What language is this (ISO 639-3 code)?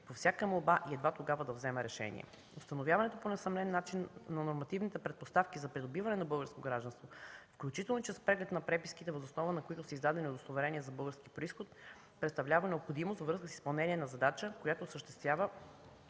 bul